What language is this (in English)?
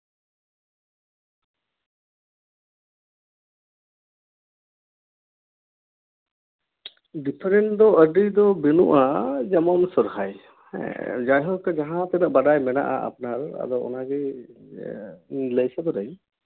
Santali